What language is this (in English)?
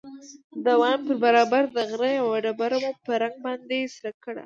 Pashto